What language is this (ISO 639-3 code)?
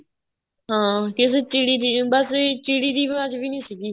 pan